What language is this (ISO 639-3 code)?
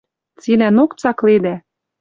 mrj